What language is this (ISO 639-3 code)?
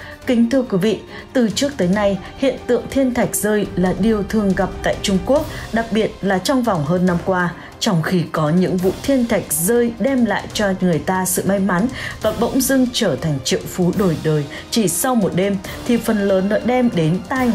vie